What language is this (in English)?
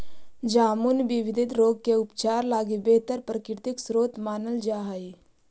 Magahi